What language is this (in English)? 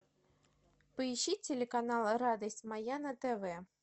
Russian